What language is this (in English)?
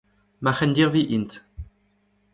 Breton